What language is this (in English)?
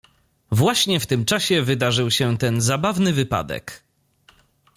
Polish